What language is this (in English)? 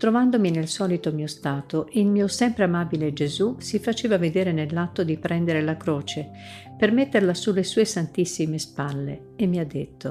Italian